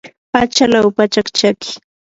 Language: Yanahuanca Pasco Quechua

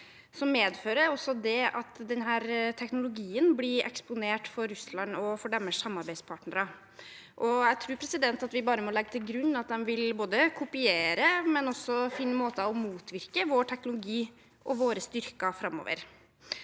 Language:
Norwegian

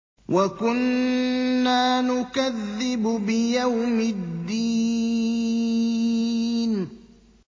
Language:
Arabic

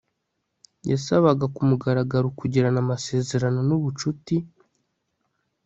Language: Kinyarwanda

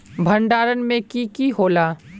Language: Magahi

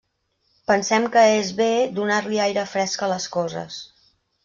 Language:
Catalan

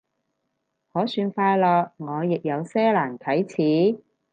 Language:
Cantonese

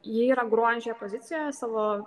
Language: Lithuanian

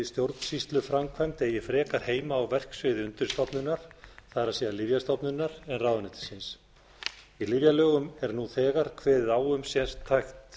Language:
Icelandic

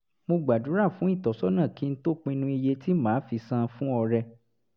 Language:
Yoruba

